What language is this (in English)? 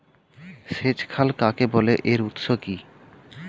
Bangla